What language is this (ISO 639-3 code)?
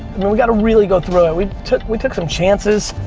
eng